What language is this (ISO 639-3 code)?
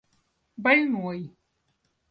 rus